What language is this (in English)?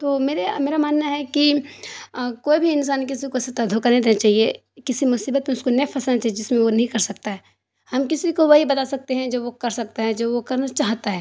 Urdu